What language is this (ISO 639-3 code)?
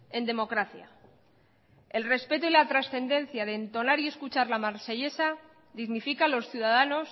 spa